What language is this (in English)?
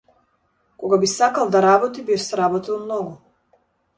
Macedonian